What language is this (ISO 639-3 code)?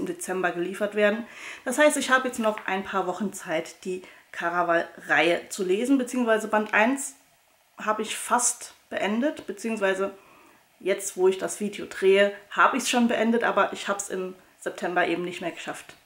deu